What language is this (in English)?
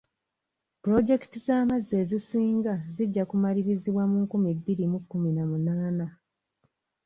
Ganda